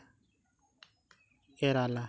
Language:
Santali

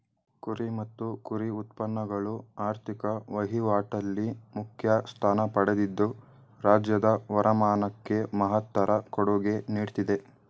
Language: Kannada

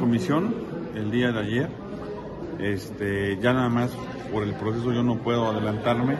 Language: Spanish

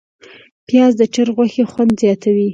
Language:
Pashto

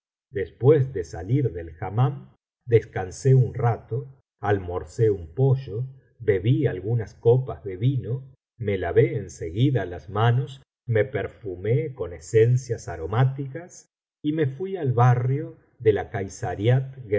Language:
Spanish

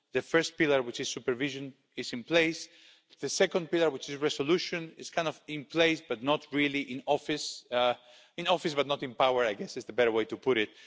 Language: English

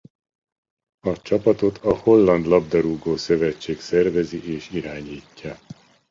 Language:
Hungarian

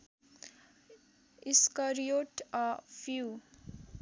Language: Nepali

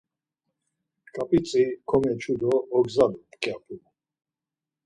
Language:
Laz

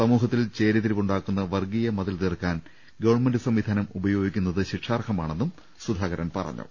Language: Malayalam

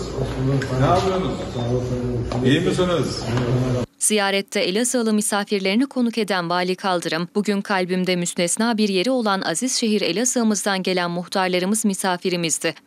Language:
Turkish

